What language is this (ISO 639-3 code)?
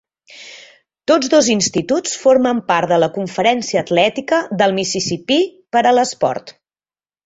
cat